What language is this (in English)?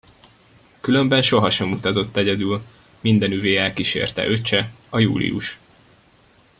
Hungarian